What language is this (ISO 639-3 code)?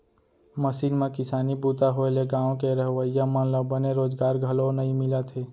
hne